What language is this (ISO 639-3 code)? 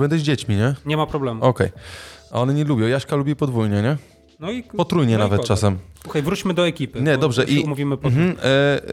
pol